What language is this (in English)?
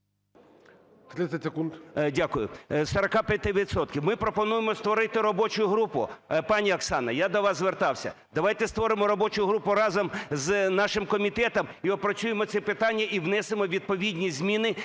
Ukrainian